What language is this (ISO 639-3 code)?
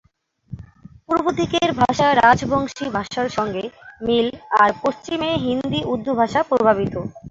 ben